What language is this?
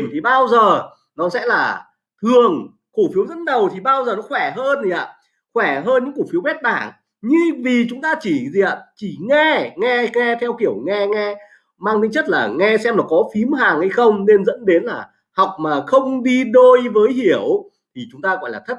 Vietnamese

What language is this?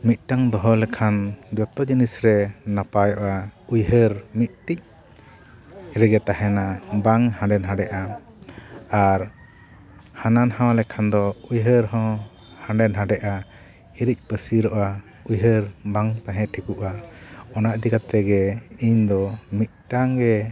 Santali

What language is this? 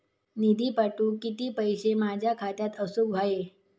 Marathi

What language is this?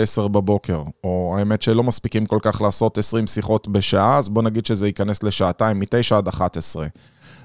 Hebrew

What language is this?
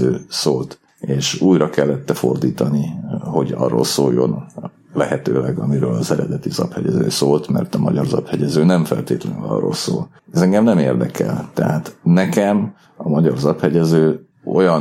Hungarian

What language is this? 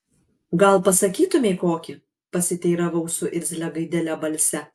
Lithuanian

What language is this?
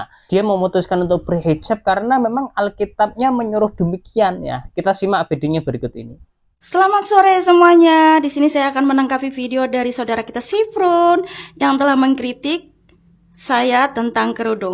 Indonesian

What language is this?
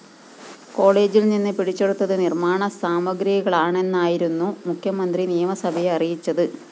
Malayalam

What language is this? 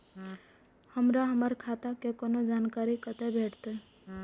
Maithili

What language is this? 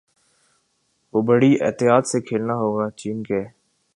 Urdu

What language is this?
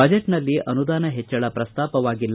Kannada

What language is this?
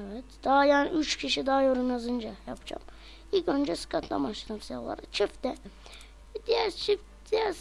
Turkish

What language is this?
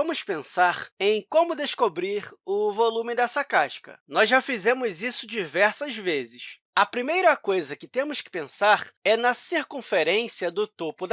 Portuguese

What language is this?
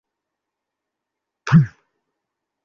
Bangla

